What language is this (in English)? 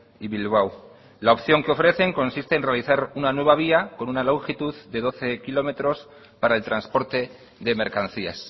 Spanish